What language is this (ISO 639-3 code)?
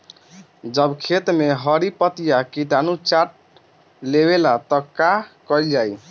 bho